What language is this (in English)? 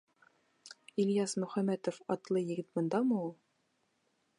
Bashkir